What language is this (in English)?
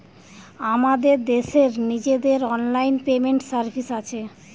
Bangla